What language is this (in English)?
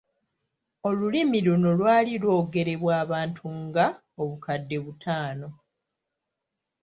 Ganda